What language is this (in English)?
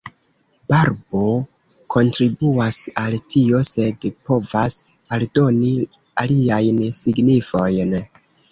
Esperanto